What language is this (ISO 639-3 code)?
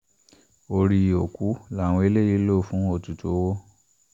yor